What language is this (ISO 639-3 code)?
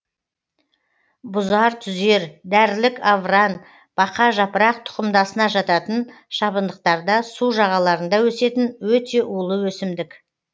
kaz